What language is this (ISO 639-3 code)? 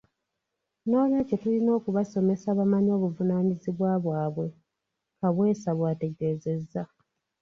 lug